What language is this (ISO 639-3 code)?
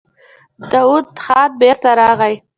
pus